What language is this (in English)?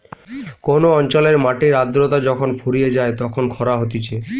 Bangla